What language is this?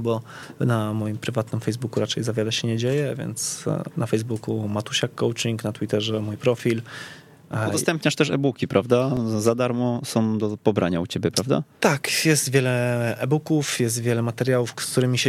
Polish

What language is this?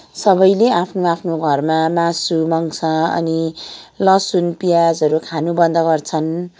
Nepali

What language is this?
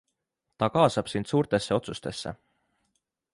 Estonian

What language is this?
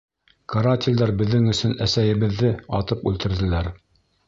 Bashkir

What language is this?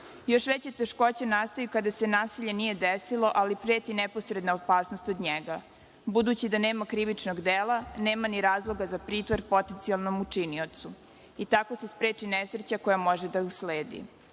Serbian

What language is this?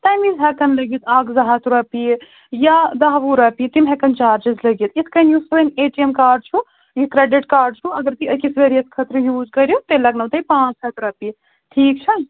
Kashmiri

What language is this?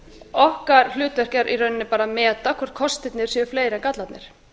Icelandic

